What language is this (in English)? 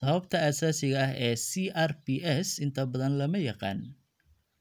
Somali